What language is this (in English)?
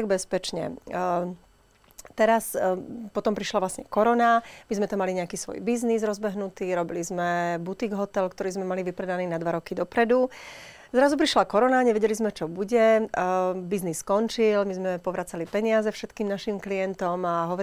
Slovak